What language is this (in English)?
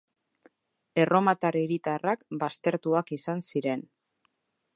Basque